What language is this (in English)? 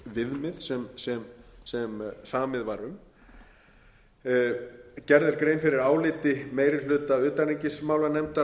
Icelandic